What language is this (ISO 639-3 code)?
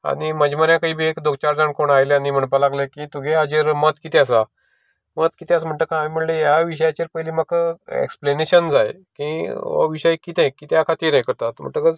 kok